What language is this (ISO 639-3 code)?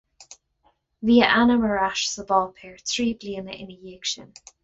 gle